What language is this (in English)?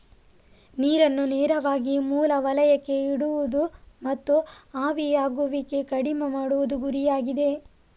Kannada